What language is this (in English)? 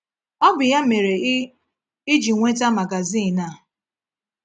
Igbo